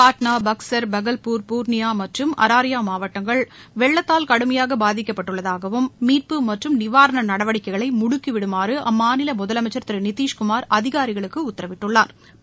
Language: Tamil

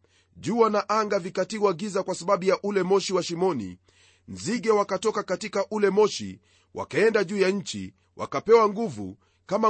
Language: Swahili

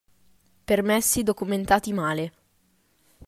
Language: Italian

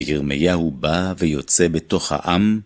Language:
Hebrew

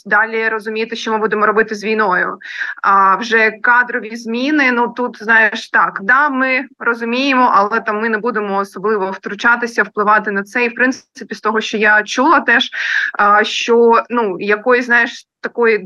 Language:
Ukrainian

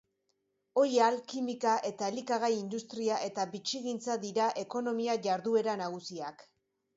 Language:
Basque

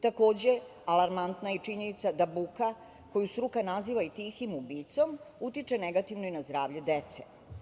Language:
Serbian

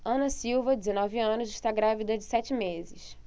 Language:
Portuguese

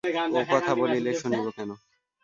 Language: Bangla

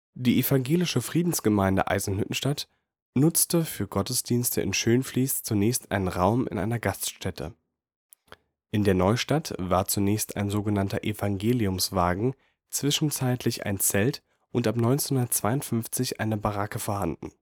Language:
German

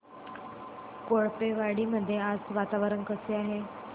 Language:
Marathi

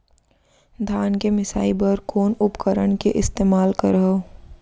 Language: Chhattisgarhi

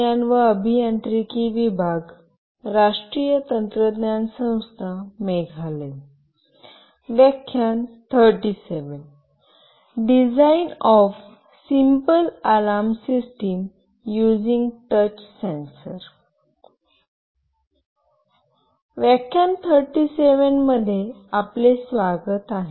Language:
Marathi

